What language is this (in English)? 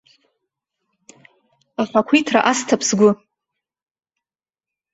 Abkhazian